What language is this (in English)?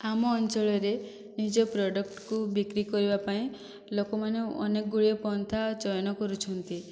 Odia